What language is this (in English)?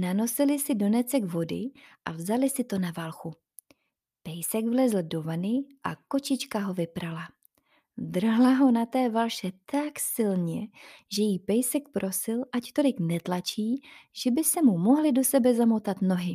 Czech